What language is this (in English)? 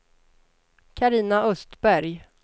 Swedish